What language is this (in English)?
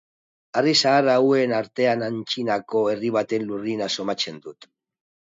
Basque